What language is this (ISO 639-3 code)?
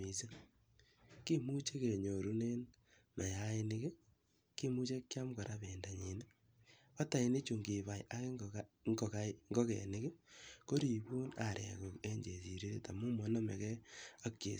kln